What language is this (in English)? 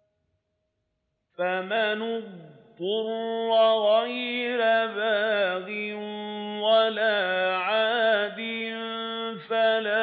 Arabic